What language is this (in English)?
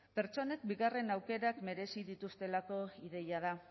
Basque